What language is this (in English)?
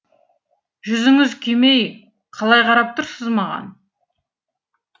Kazakh